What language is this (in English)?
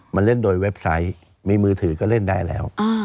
Thai